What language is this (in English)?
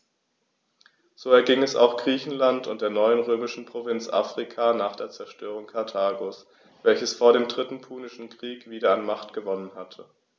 German